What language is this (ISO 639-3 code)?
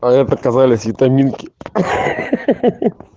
rus